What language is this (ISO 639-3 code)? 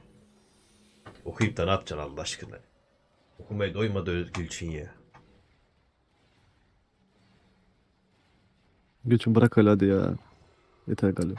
tur